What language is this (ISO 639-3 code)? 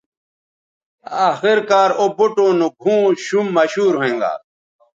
btv